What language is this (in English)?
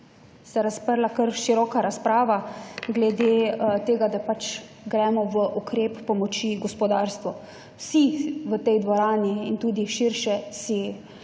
Slovenian